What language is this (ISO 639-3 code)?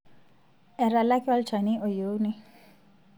mas